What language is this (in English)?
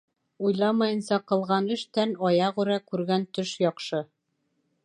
Bashkir